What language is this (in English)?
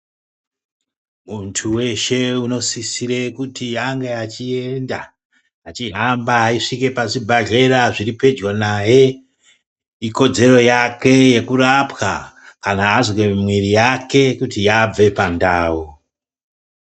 Ndau